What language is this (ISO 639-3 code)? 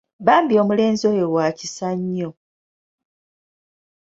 lug